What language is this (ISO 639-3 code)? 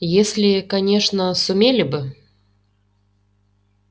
rus